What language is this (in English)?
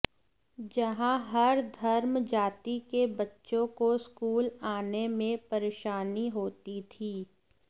Hindi